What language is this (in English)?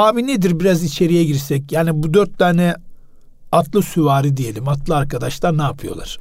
Turkish